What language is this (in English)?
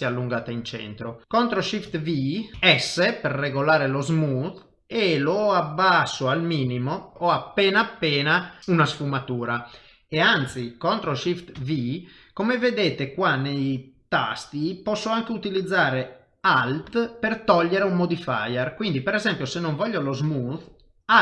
Italian